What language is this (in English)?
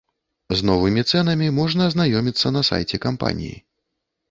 Belarusian